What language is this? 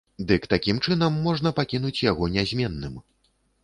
Belarusian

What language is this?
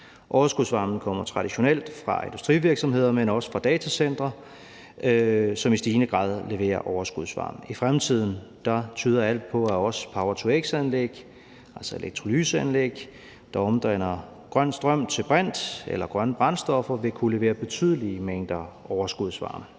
Danish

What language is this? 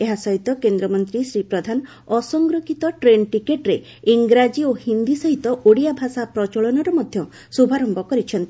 Odia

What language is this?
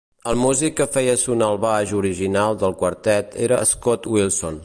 Catalan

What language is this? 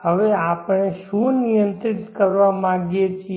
Gujarati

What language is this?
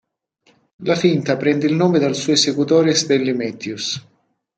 Italian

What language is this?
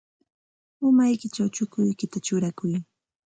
Santa Ana de Tusi Pasco Quechua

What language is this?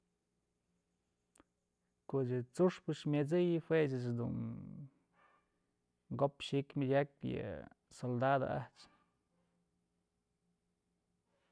Mazatlán Mixe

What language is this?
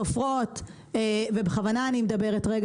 Hebrew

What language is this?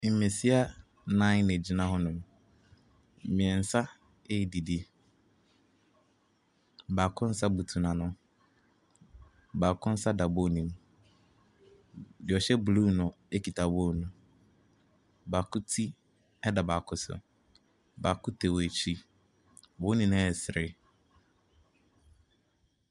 Akan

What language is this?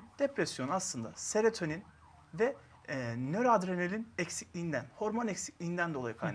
Turkish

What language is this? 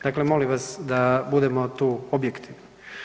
Croatian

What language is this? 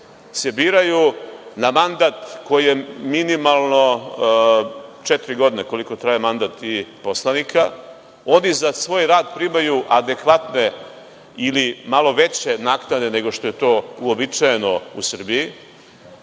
Serbian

